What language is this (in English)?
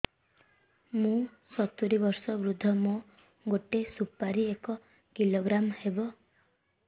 Odia